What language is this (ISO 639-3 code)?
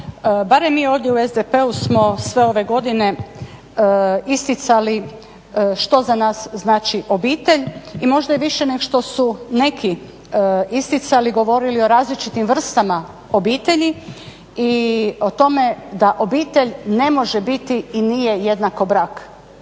hrv